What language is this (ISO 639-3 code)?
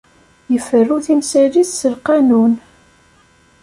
kab